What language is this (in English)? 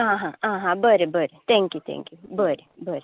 Konkani